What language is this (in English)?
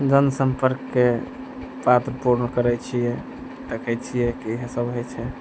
Maithili